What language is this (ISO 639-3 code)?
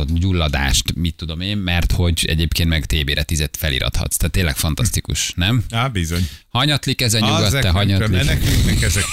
hun